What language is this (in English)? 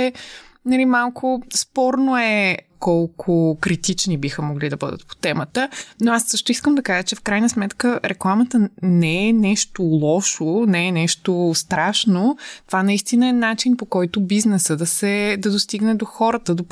Bulgarian